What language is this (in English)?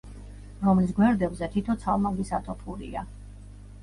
Georgian